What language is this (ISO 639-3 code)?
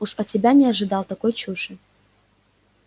rus